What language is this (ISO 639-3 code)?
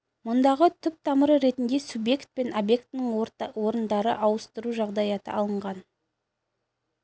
kaz